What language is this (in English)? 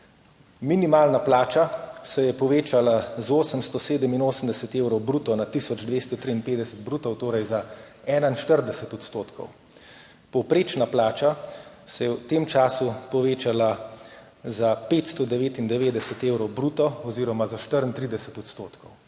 Slovenian